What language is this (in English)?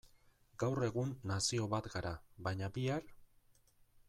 Basque